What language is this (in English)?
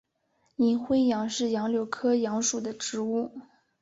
Chinese